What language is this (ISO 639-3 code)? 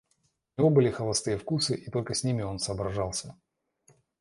rus